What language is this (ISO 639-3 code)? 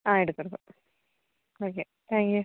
mal